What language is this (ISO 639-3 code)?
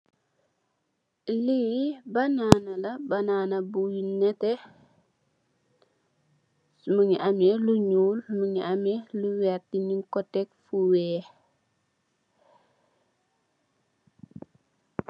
wol